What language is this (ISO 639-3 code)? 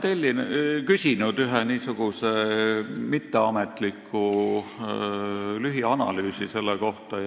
est